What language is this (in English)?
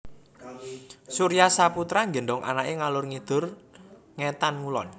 Javanese